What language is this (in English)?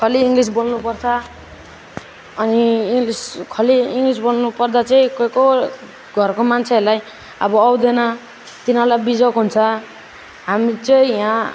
Nepali